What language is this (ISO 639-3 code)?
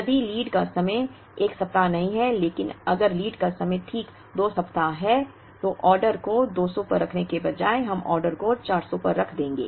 hin